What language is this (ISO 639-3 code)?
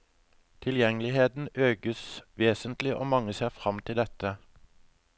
nor